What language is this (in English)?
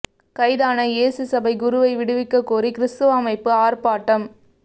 Tamil